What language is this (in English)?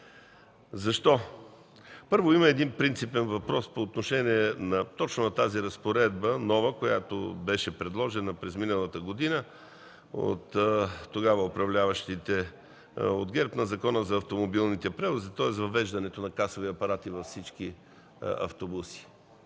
Bulgarian